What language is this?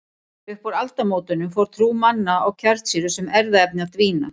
Icelandic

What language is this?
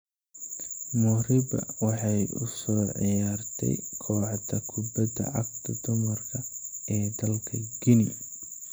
Somali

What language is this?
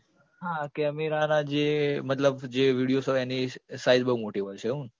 Gujarati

